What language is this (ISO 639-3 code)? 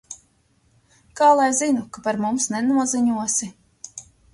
lav